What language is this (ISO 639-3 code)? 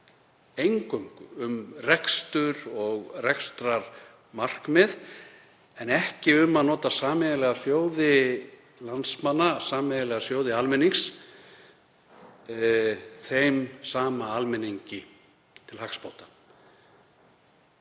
isl